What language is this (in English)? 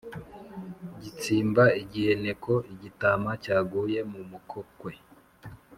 Kinyarwanda